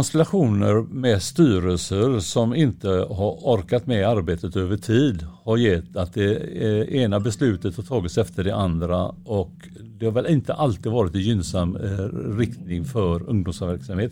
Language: Swedish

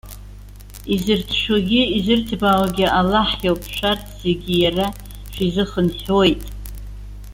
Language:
Abkhazian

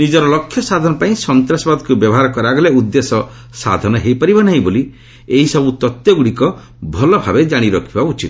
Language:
Odia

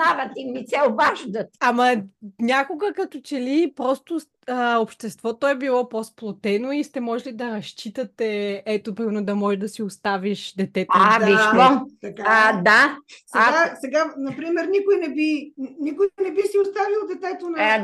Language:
Bulgarian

